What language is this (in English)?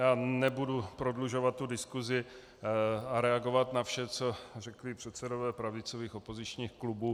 Czech